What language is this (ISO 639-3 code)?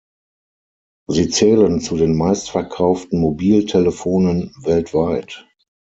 deu